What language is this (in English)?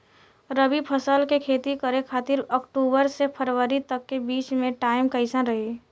Bhojpuri